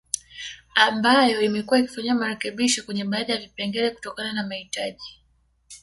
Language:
Swahili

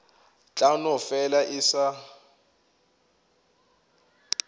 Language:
Northern Sotho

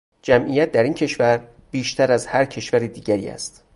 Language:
Persian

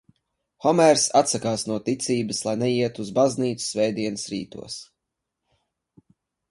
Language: Latvian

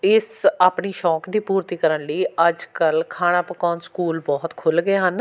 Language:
Punjabi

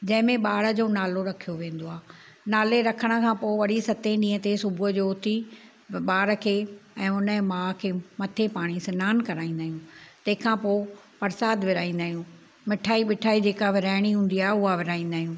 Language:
Sindhi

